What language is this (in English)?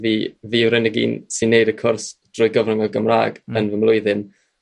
Welsh